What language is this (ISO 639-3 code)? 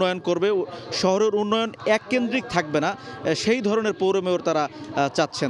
ces